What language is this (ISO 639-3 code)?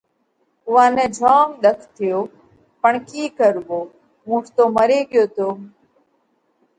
kvx